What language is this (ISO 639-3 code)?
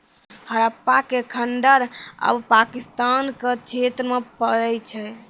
mai